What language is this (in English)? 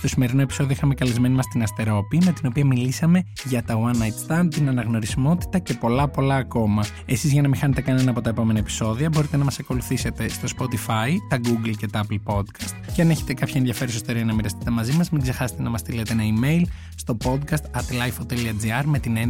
Greek